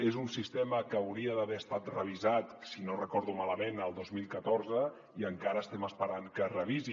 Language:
Catalan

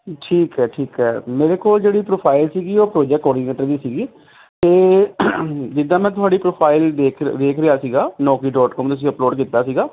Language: Punjabi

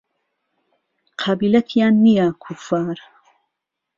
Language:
Central Kurdish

